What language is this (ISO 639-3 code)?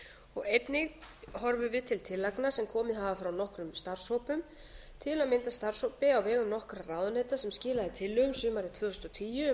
isl